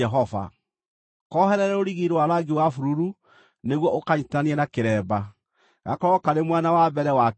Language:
Kikuyu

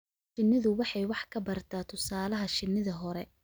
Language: Somali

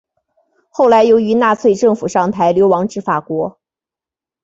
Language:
Chinese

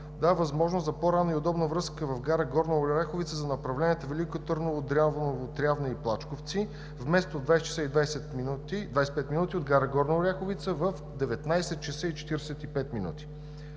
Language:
Bulgarian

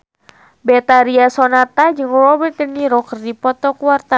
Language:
Sundanese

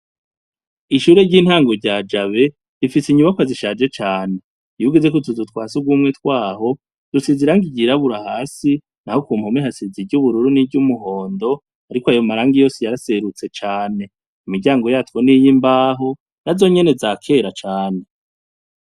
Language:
Rundi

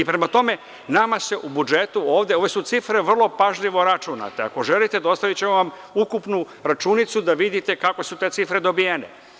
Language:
Serbian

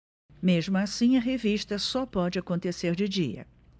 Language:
Portuguese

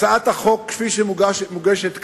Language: Hebrew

